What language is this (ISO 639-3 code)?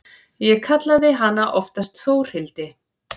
isl